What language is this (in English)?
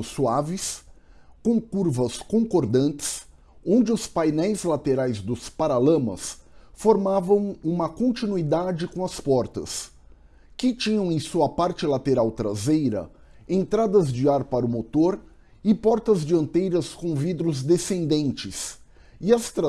Portuguese